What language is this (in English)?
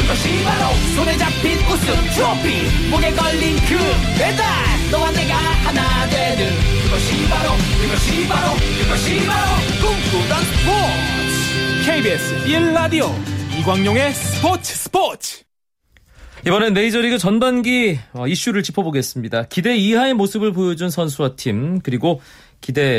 Korean